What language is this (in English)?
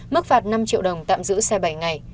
Vietnamese